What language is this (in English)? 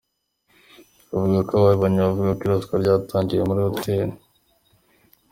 Kinyarwanda